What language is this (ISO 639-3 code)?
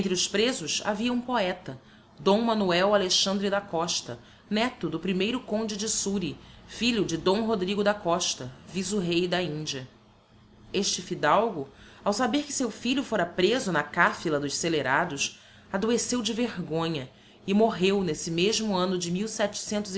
por